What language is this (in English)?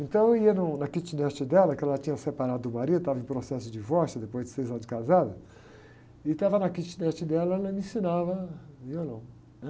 Portuguese